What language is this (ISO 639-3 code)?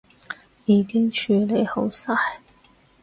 yue